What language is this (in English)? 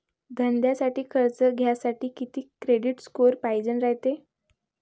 Marathi